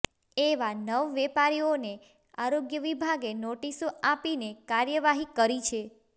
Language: Gujarati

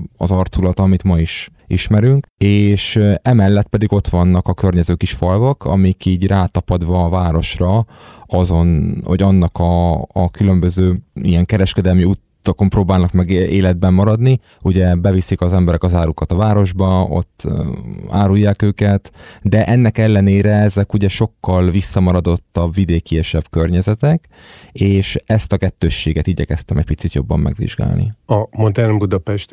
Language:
Hungarian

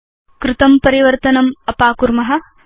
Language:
Sanskrit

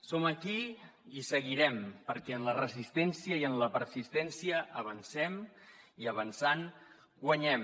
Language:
Catalan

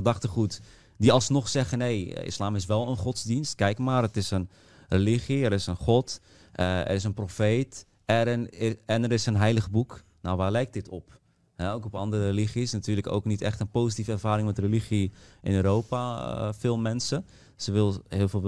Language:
Dutch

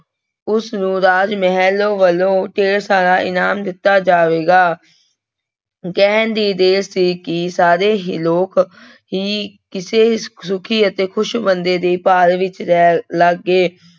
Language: Punjabi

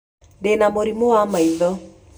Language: Kikuyu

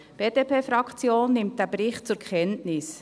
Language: Swiss German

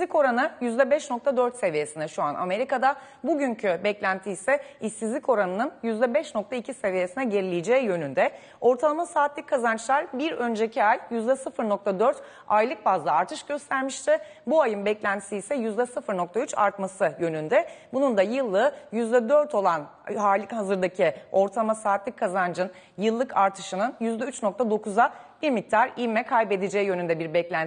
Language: Turkish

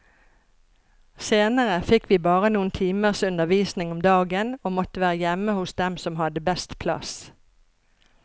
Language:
Norwegian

